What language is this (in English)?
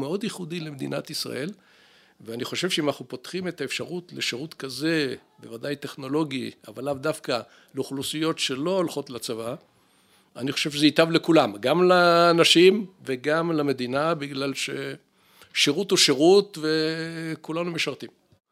Hebrew